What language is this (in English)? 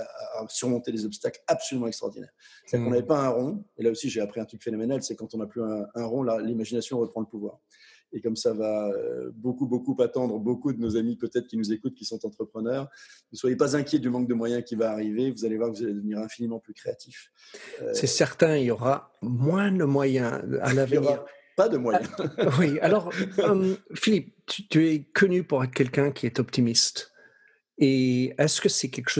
French